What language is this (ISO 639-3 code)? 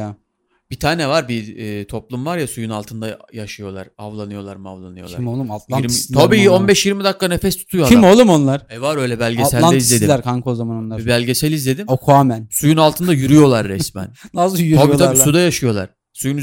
tur